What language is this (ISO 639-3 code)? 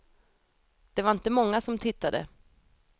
swe